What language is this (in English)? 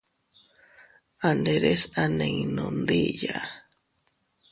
Teutila Cuicatec